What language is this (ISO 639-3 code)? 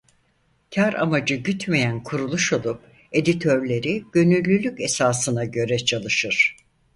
tur